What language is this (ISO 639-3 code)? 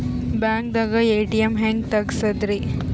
kan